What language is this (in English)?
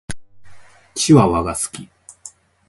Japanese